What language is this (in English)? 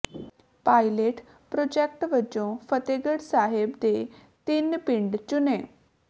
Punjabi